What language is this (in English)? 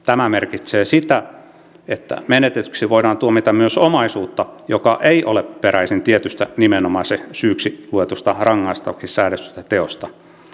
Finnish